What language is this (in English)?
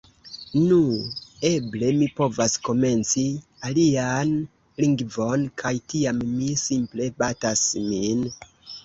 Esperanto